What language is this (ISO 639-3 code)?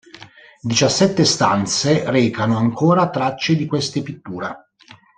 ita